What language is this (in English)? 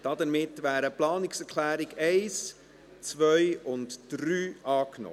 Swiss German